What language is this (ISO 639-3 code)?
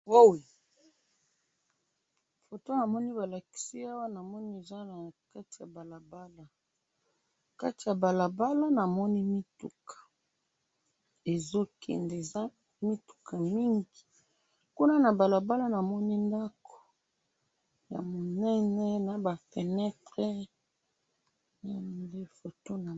lin